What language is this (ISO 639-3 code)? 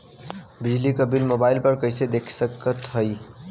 bho